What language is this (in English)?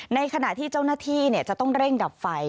Thai